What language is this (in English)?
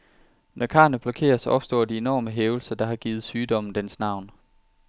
Danish